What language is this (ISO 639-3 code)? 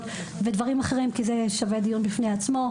heb